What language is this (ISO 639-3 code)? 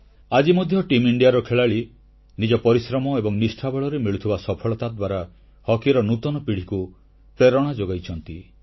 ori